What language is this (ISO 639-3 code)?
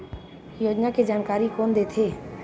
hne